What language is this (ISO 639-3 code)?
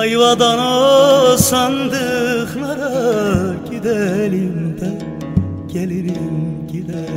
tur